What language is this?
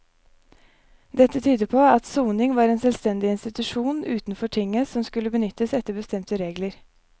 Norwegian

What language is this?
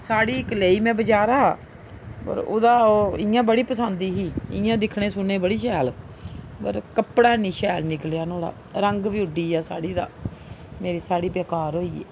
Dogri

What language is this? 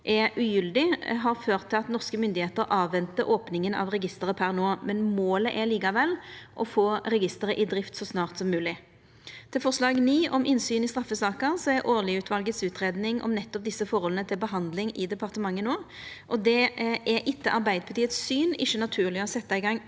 Norwegian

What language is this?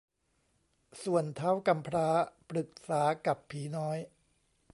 Thai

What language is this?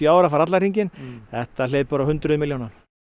Icelandic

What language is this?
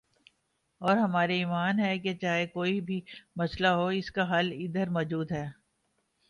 Urdu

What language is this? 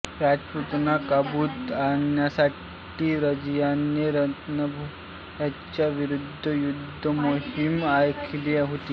Marathi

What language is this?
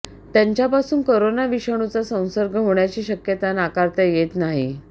Marathi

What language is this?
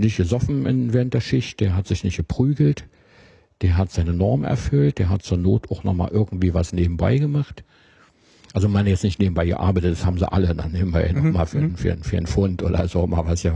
German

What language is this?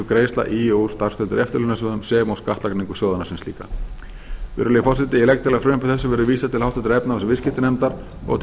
Icelandic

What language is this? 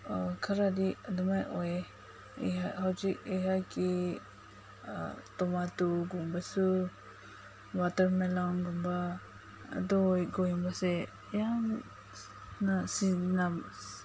Manipuri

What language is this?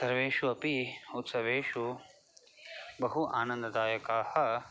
Sanskrit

